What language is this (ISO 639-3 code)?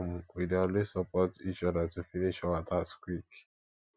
pcm